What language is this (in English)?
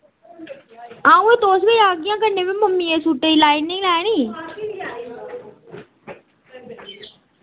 Dogri